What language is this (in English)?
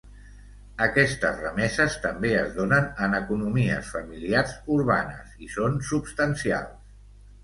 Catalan